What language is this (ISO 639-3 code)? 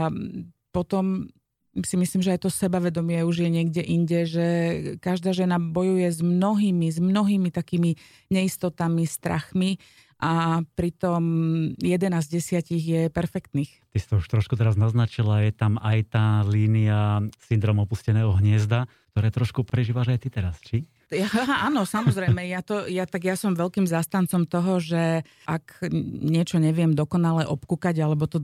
slk